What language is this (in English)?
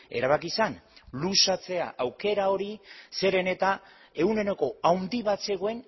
Basque